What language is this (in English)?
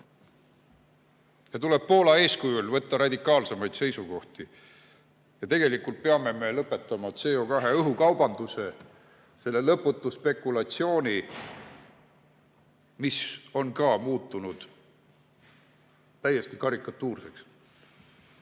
Estonian